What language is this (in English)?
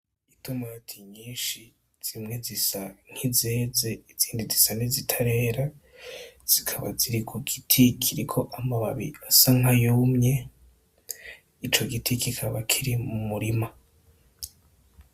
Rundi